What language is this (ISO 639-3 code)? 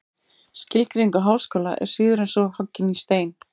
isl